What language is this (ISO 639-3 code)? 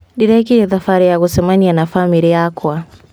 kik